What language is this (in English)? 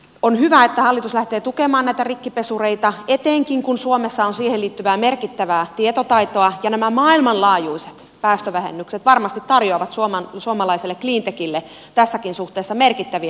Finnish